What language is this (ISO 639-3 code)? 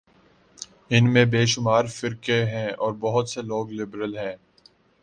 urd